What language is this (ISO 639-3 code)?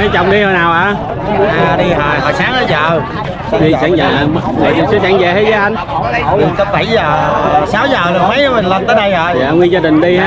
vie